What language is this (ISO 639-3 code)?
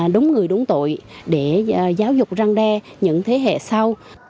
vie